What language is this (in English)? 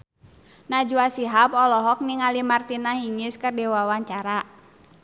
Sundanese